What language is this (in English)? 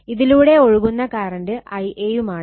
Malayalam